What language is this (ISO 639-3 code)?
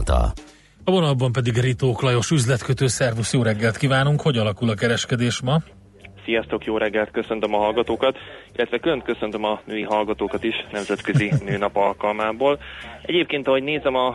hun